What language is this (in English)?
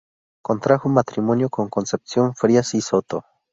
Spanish